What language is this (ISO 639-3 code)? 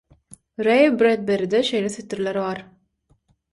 tuk